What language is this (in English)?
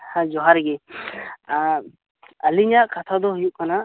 Santali